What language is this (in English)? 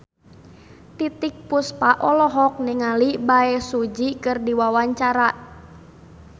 Sundanese